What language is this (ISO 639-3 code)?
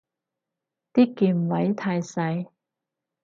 yue